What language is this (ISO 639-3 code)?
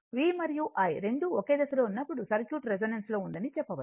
tel